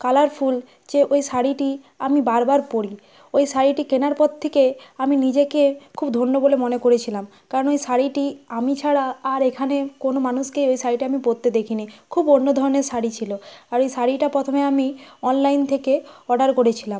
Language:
Bangla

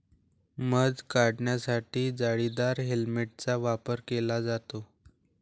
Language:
Marathi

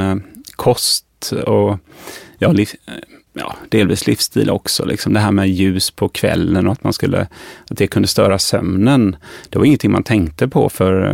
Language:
Swedish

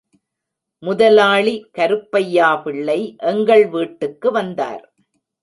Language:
Tamil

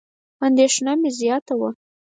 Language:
Pashto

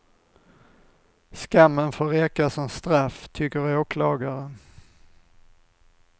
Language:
Swedish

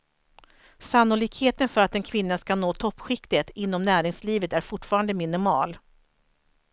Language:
Swedish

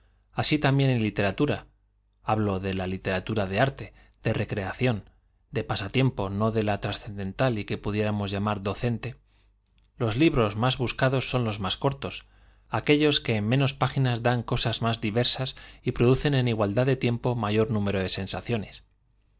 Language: Spanish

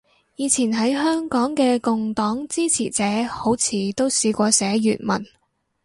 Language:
Cantonese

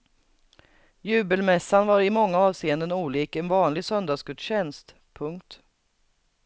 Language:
Swedish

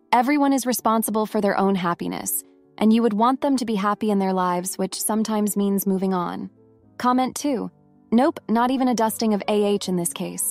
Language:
English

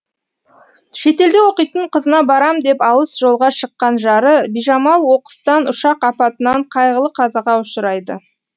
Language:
Kazakh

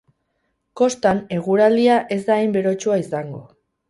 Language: Basque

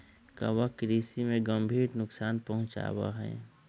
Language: Magahi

